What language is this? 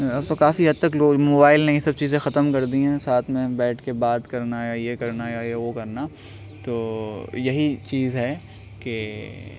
Urdu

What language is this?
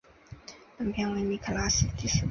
Chinese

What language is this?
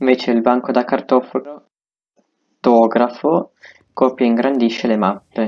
Italian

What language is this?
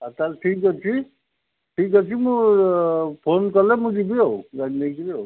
Odia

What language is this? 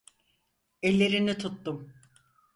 Turkish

